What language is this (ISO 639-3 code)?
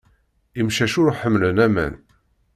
kab